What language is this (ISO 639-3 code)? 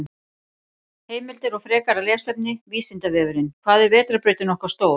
isl